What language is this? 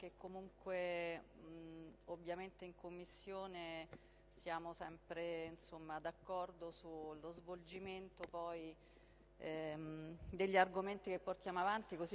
Italian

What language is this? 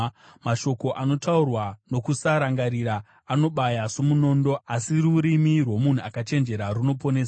Shona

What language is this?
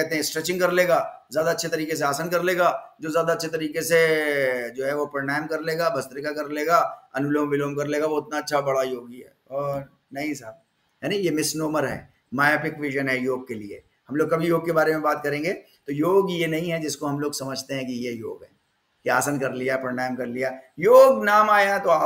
Hindi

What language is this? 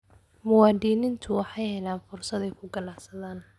Somali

